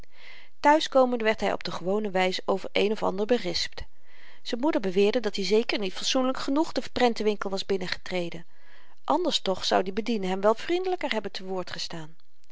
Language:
Dutch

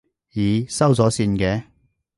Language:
Cantonese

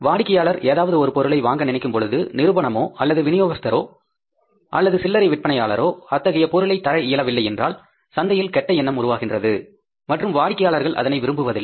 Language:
Tamil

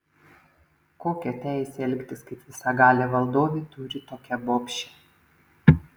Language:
Lithuanian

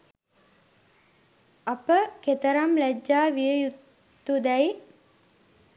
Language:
Sinhala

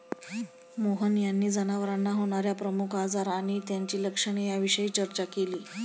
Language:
Marathi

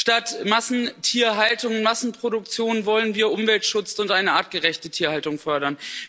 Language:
German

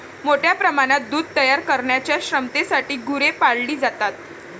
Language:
Marathi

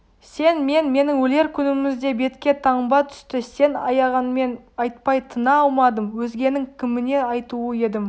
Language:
Kazakh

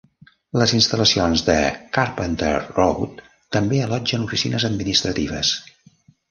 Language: Catalan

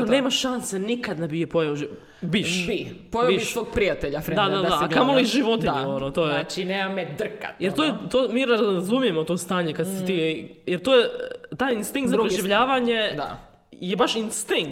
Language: Croatian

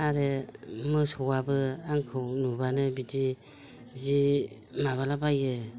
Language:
Bodo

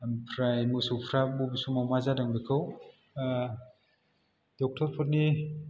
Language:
Bodo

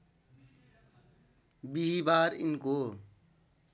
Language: Nepali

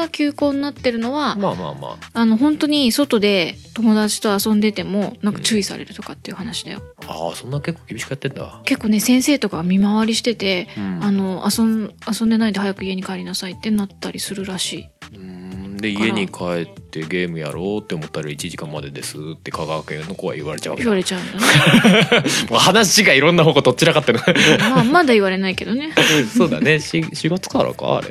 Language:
Japanese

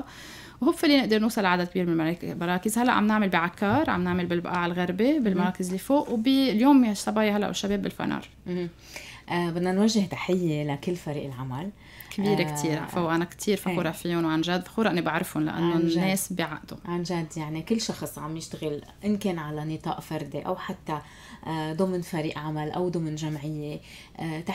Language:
Arabic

